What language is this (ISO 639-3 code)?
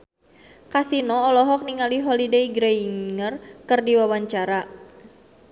sun